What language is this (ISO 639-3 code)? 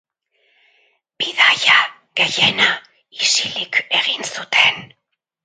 eus